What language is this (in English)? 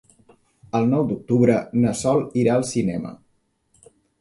Catalan